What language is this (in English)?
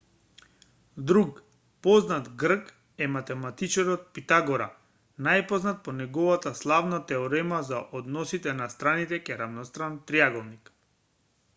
Macedonian